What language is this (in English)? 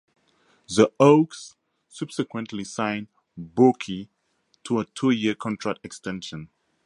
English